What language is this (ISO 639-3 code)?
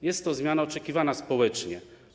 pol